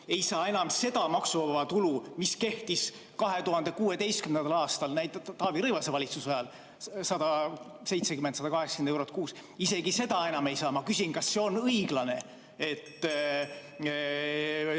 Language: Estonian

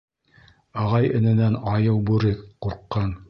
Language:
Bashkir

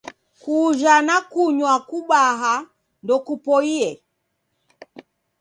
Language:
Taita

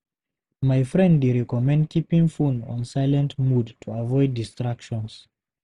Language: Nigerian Pidgin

